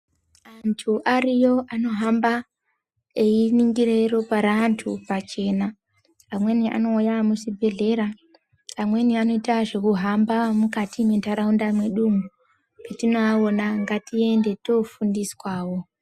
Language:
Ndau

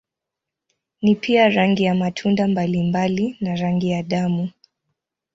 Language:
Swahili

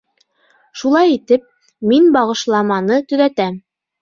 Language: Bashkir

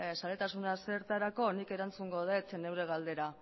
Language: Basque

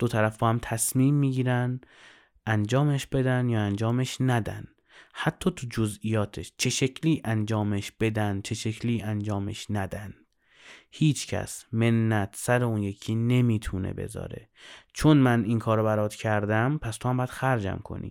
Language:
Persian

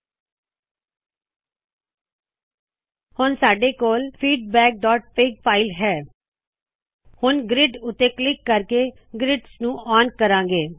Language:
Punjabi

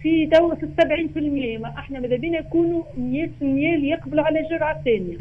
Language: Arabic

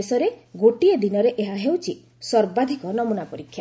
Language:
Odia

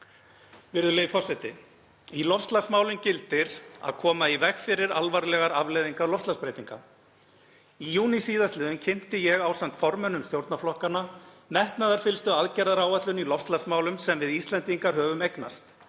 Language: Icelandic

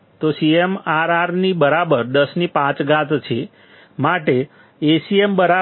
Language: Gujarati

